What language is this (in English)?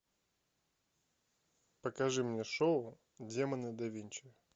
Russian